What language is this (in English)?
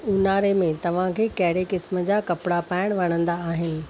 Sindhi